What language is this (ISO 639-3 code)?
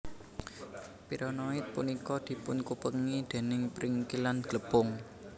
jav